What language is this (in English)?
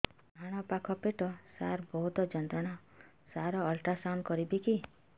Odia